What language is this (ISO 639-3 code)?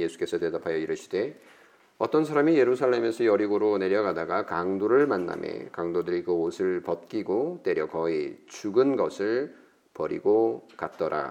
kor